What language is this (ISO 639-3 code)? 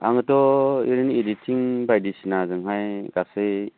brx